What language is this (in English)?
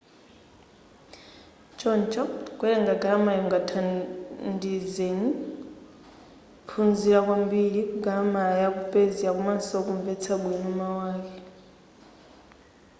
Nyanja